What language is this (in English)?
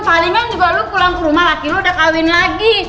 Indonesian